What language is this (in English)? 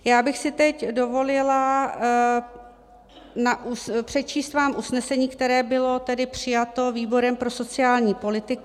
Czech